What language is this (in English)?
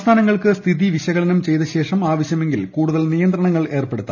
Malayalam